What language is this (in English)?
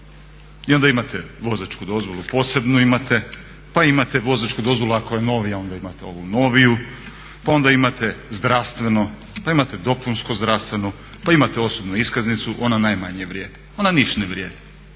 Croatian